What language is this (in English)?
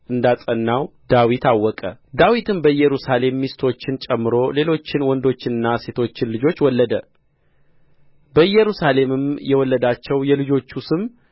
Amharic